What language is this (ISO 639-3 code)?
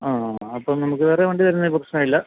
mal